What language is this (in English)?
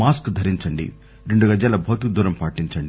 Telugu